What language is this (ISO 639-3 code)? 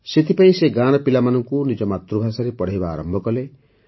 ori